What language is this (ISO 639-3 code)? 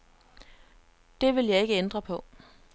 dan